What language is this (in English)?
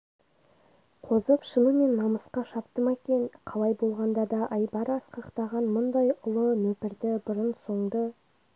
Kazakh